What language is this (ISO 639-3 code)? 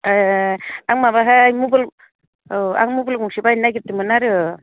brx